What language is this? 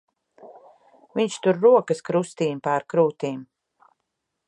Latvian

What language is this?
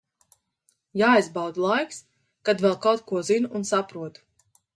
Latvian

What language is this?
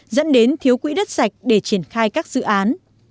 Vietnamese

